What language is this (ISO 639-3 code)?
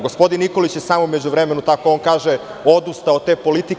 srp